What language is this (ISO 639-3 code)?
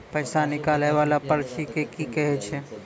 mai